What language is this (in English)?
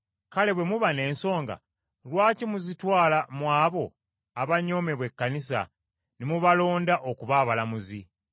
Ganda